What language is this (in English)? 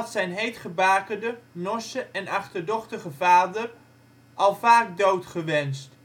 Dutch